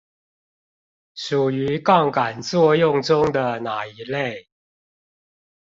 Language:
Chinese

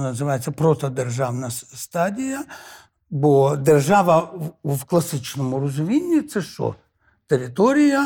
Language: Ukrainian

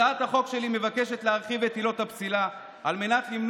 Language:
Hebrew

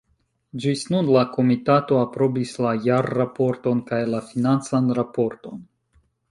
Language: Esperanto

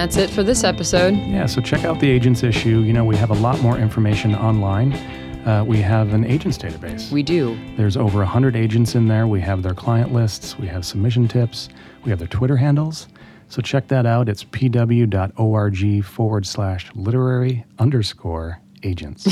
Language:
English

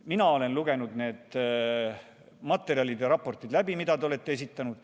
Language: Estonian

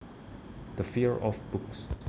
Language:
Javanese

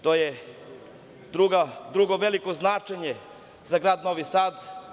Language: Serbian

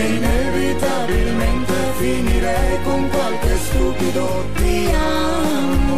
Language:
Italian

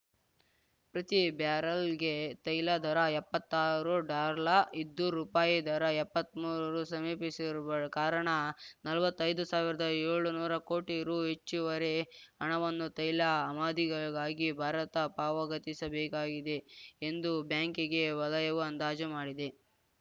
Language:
Kannada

